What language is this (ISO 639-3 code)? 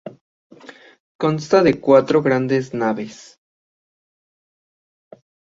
spa